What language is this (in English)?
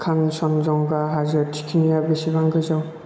Bodo